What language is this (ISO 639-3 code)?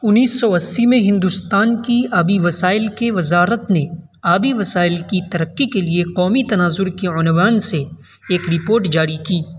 urd